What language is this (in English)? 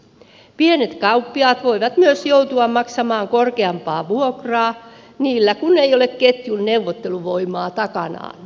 Finnish